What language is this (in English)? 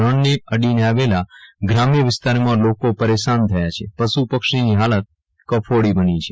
Gujarati